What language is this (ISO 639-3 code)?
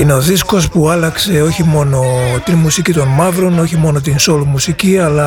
ell